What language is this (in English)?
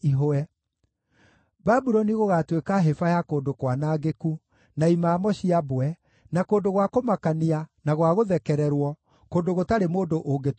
Kikuyu